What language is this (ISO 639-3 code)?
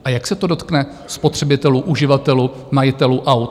ces